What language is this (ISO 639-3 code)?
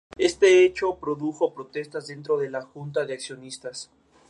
spa